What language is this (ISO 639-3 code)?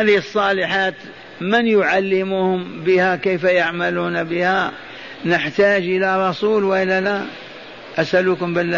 ara